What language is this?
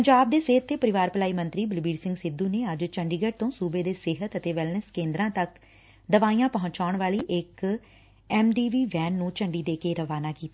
Punjabi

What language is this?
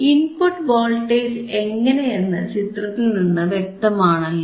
Malayalam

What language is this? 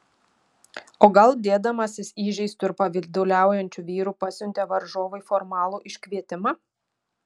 Lithuanian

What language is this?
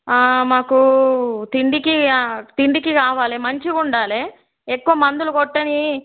Telugu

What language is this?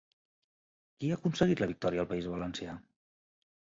Catalan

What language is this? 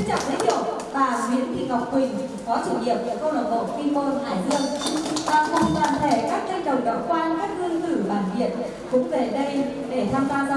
Vietnamese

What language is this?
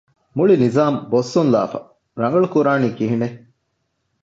Divehi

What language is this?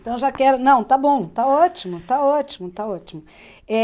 Portuguese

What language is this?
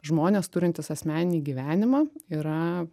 Lithuanian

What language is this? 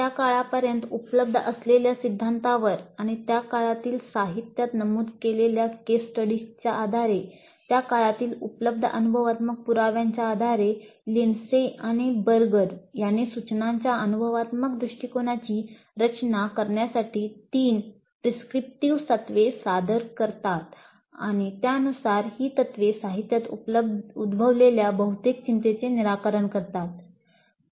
Marathi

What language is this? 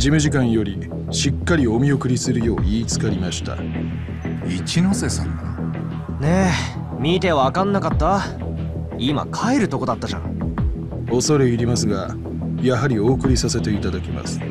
Japanese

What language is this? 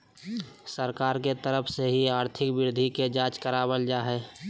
Magahi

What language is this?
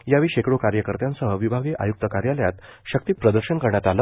Marathi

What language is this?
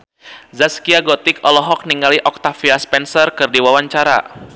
Sundanese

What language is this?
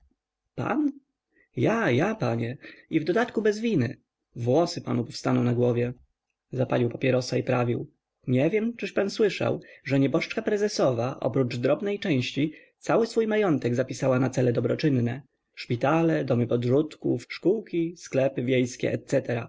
Polish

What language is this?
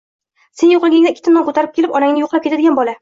Uzbek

